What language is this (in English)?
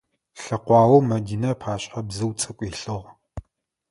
Adyghe